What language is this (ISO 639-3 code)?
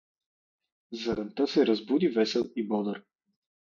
bul